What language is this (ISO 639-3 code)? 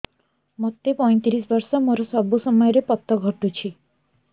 ori